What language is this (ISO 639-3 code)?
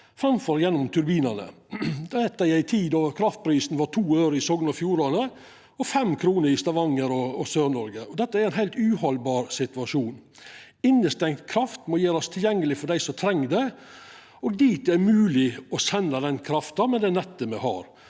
nor